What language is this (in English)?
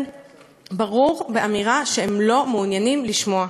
Hebrew